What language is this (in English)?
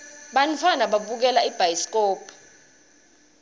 Swati